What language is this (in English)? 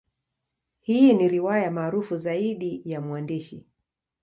Swahili